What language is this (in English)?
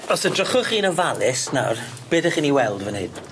Welsh